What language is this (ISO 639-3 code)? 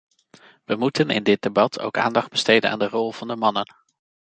nld